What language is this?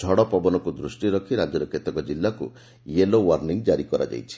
Odia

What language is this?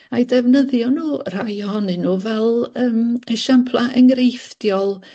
Welsh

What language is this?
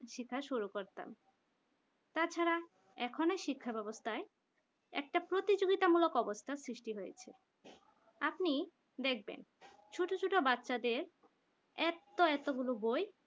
Bangla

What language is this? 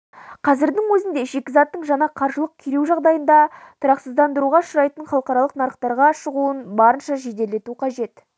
Kazakh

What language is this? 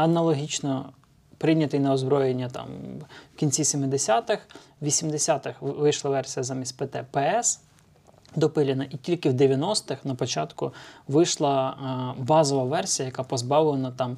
Ukrainian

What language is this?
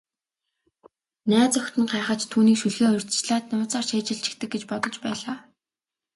Mongolian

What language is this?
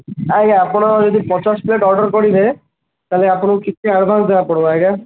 Odia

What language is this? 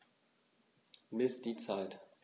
German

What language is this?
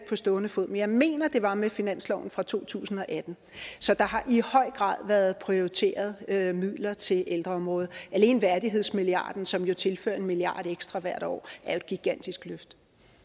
Danish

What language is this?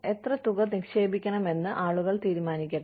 Malayalam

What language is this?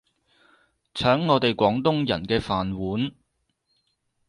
Cantonese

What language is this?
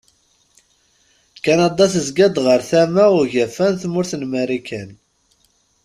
Kabyle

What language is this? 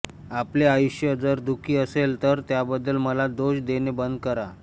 Marathi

